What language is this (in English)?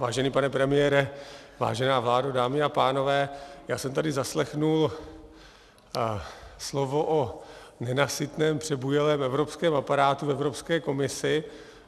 Czech